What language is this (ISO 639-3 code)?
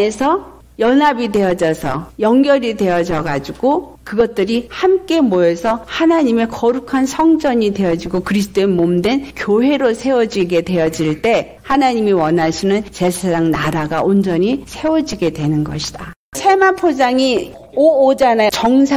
kor